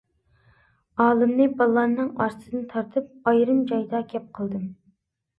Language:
Uyghur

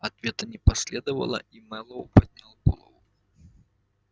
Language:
Russian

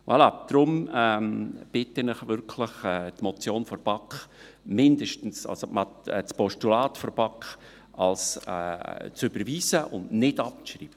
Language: Swiss German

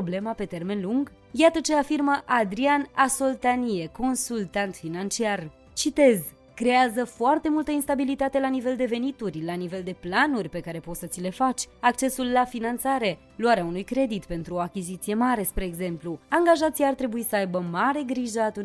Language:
Romanian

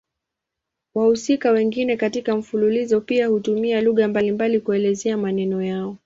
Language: Swahili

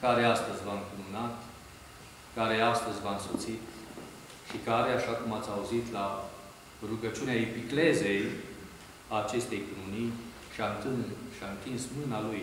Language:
Romanian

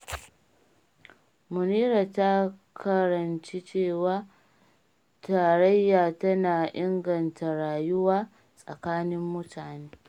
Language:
Hausa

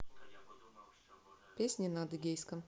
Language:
Russian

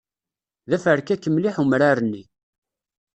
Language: Kabyle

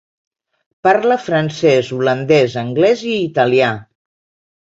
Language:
Catalan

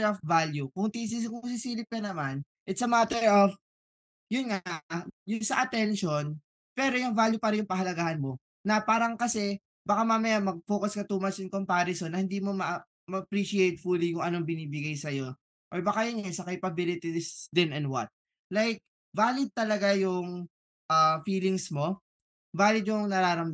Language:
Filipino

